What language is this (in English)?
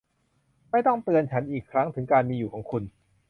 Thai